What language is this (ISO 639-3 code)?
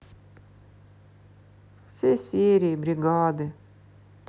rus